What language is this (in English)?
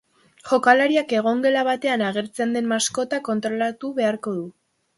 Basque